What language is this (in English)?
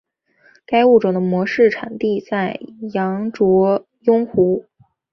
Chinese